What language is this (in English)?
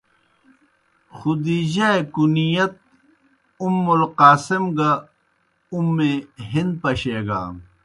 Kohistani Shina